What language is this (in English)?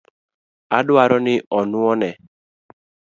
Luo (Kenya and Tanzania)